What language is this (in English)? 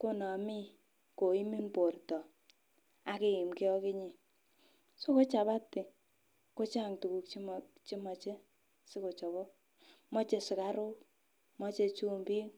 Kalenjin